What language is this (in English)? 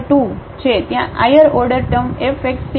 Gujarati